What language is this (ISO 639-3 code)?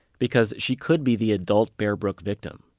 eng